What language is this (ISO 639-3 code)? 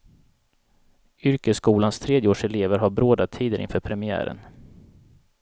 swe